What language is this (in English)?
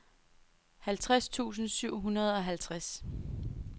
Danish